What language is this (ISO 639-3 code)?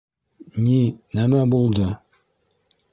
bak